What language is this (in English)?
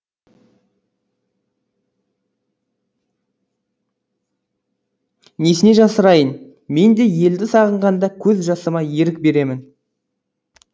Kazakh